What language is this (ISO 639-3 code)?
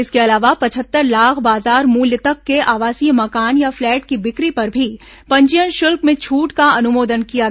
hin